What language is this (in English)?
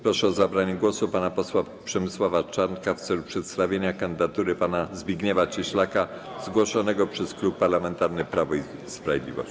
Polish